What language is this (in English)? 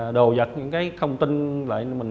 Vietnamese